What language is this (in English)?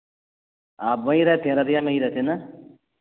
Urdu